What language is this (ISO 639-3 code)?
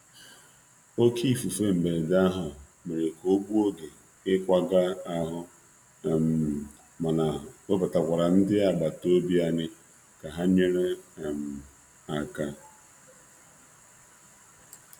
ibo